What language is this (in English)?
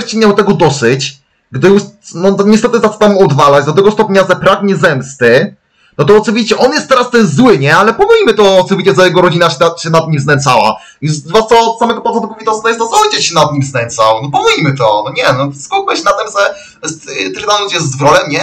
Polish